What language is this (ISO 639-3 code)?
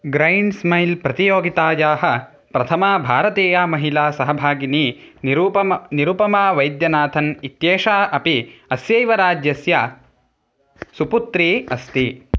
san